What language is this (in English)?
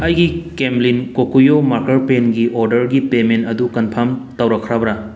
Manipuri